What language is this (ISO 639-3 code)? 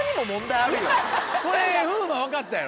jpn